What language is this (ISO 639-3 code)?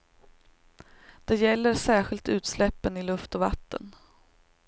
swe